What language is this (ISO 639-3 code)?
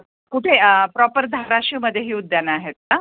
mar